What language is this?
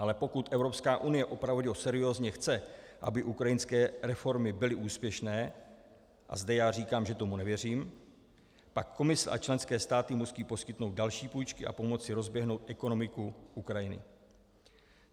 Czech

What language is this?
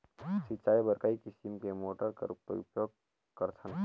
Chhattisgarhi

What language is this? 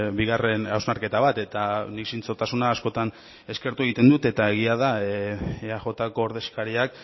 Basque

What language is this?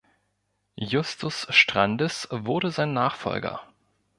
German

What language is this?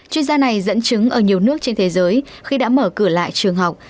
Vietnamese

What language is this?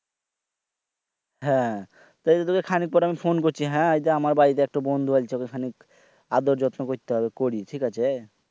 Bangla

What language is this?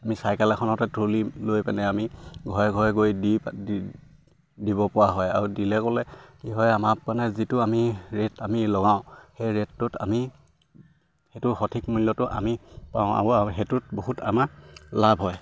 Assamese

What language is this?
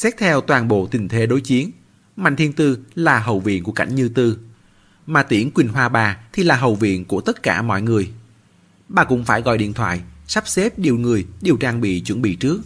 Vietnamese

